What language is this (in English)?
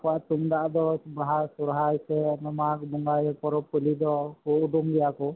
Santali